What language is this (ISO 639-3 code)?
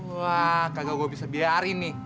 ind